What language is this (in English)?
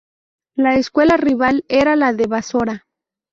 Spanish